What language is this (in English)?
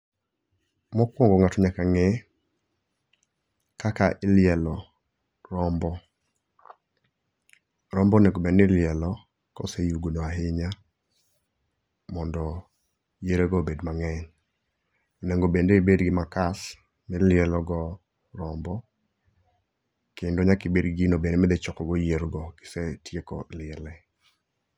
Luo (Kenya and Tanzania)